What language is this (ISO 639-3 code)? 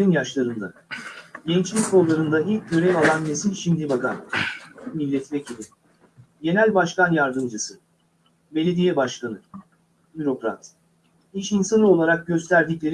tur